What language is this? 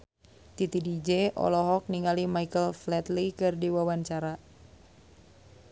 Sundanese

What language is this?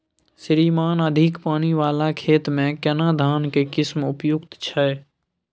Maithili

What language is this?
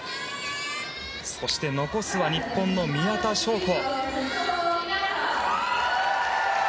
Japanese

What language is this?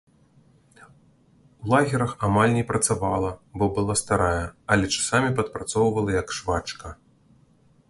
Belarusian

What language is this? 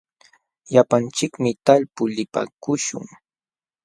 Jauja Wanca Quechua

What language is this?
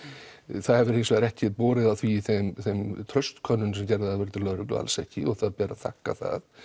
Icelandic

